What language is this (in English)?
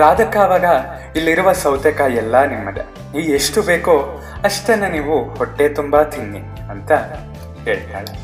Kannada